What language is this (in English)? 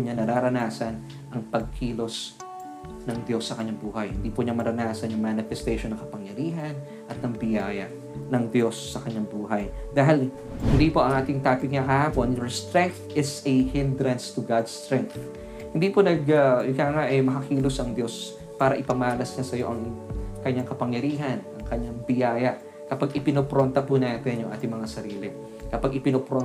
Filipino